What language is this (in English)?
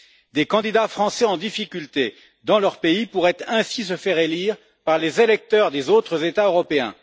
French